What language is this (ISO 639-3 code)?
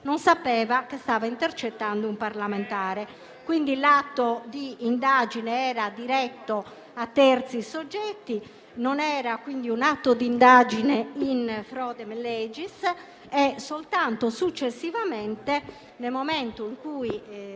ita